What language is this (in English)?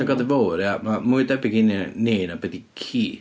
Welsh